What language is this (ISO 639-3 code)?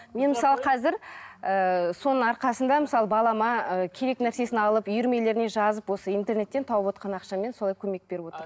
kaz